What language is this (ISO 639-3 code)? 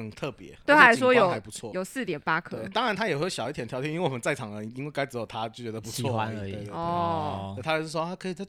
zho